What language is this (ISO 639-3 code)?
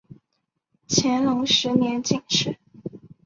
zho